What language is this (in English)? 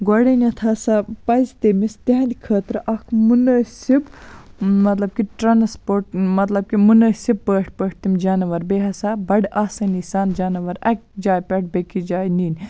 Kashmiri